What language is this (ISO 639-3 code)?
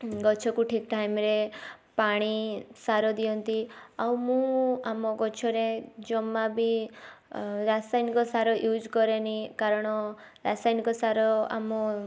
ori